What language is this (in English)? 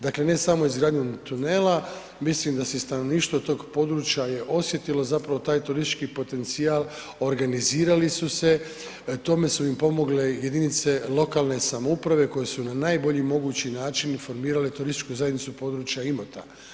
Croatian